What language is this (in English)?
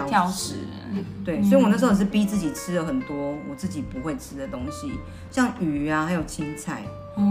Chinese